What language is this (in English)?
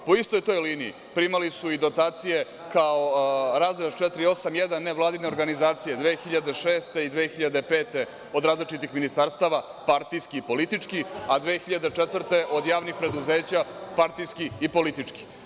Serbian